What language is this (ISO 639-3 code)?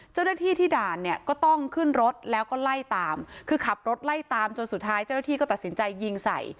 tha